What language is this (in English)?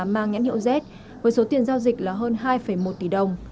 Vietnamese